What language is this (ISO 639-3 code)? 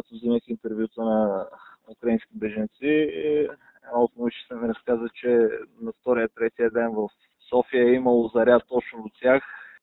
bul